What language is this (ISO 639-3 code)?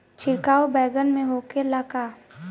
bho